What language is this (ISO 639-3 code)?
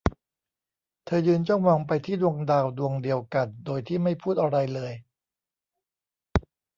tha